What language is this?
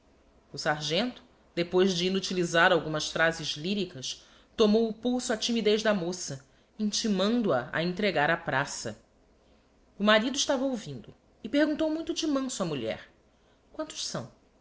Portuguese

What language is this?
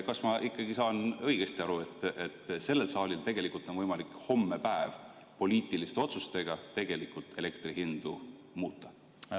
Estonian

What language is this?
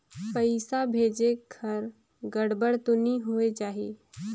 Chhattisgarhi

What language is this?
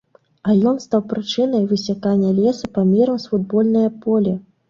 Belarusian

